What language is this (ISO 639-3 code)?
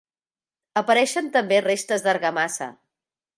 cat